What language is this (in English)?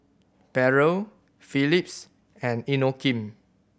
English